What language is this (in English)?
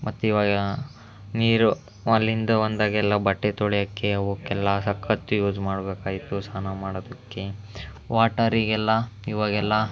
Kannada